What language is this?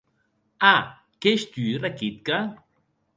Occitan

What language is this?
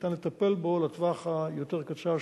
Hebrew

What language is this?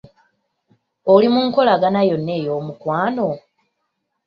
Ganda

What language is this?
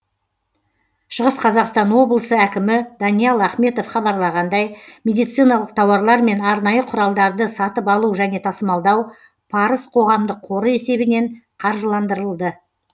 Kazakh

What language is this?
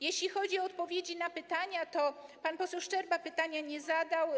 Polish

